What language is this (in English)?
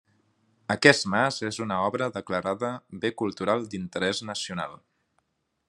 Catalan